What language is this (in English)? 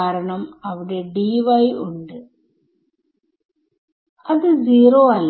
Malayalam